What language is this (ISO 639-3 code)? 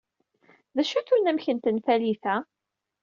kab